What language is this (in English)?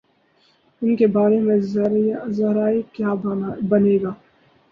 Urdu